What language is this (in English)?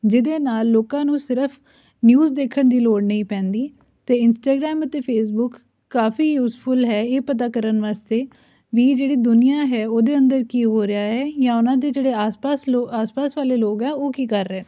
Punjabi